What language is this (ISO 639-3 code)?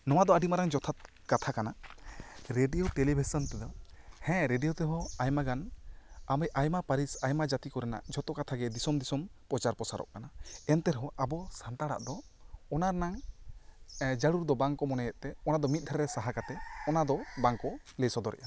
sat